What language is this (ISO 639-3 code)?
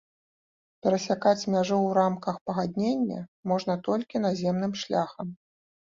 bel